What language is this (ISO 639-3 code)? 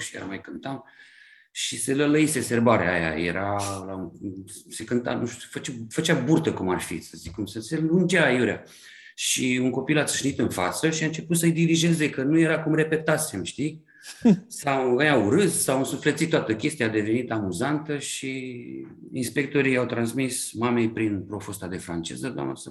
ron